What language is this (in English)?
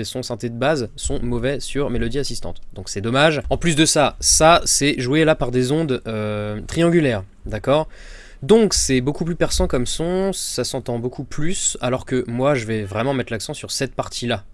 French